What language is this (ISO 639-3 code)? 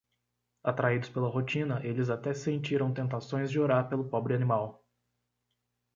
por